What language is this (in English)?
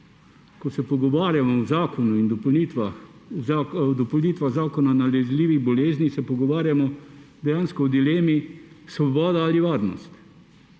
Slovenian